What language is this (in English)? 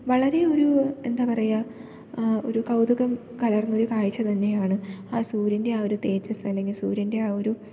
Malayalam